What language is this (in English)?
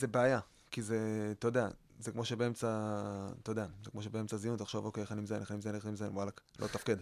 Hebrew